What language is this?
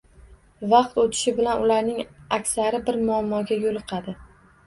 Uzbek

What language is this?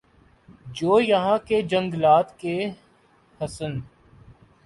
Urdu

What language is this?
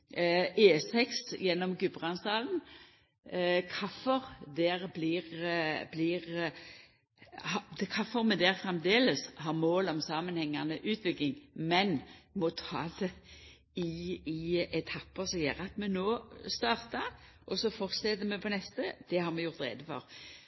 Norwegian Nynorsk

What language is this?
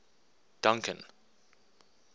English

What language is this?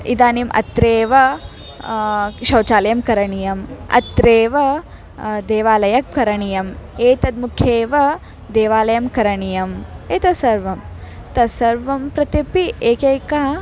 Sanskrit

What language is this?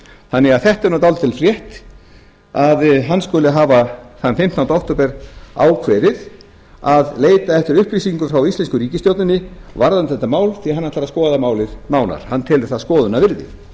Icelandic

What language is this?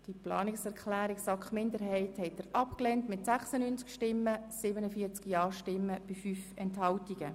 Swiss German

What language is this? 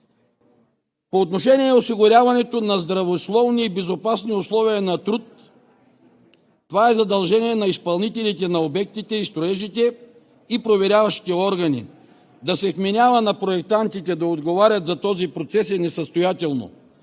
Bulgarian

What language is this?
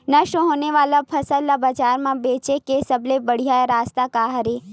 Chhattisgarhi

